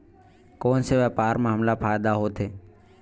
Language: Chhattisgarhi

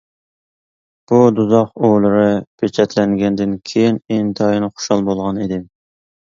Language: Uyghur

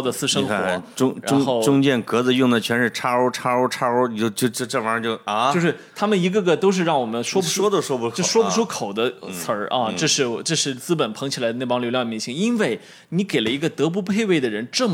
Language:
Chinese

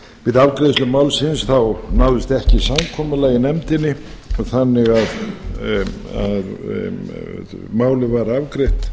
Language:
Icelandic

